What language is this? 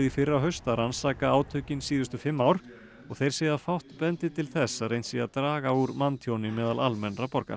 Icelandic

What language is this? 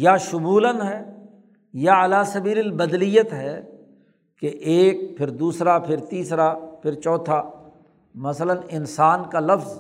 Urdu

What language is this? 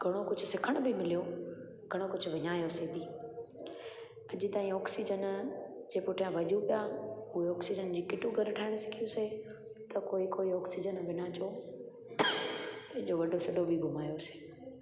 Sindhi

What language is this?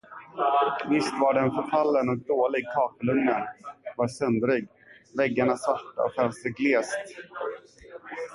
Swedish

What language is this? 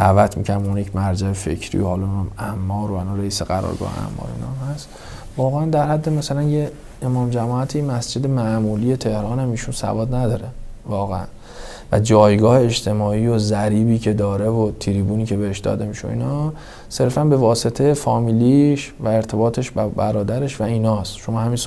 Persian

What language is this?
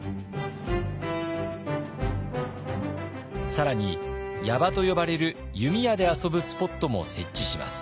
Japanese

